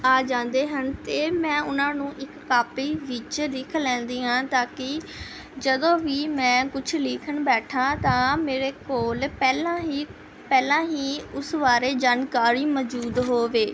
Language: Punjabi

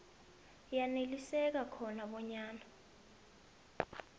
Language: South Ndebele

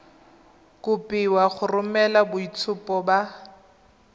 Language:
Tswana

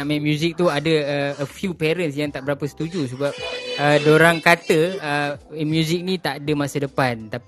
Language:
Malay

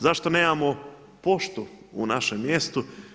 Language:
Croatian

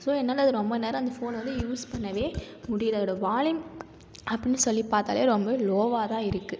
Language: Tamil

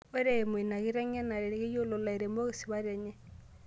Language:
Masai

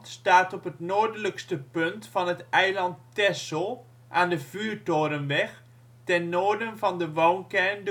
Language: Dutch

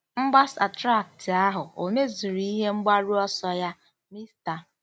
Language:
Igbo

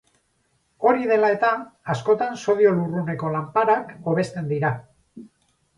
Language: Basque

